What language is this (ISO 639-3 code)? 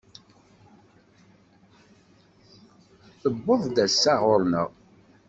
kab